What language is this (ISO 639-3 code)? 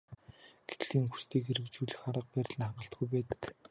mon